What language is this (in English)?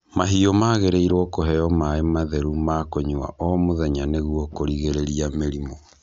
Kikuyu